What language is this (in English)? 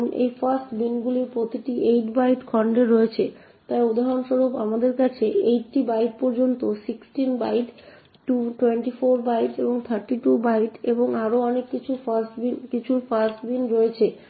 Bangla